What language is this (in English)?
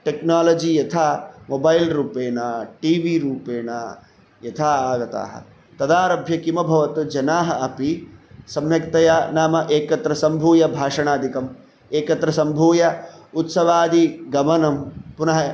Sanskrit